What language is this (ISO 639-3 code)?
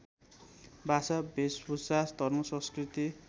nep